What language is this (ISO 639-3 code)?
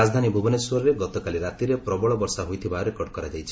ori